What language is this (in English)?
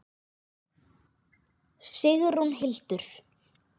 Icelandic